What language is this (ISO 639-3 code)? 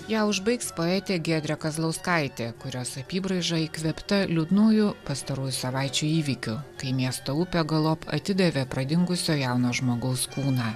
lit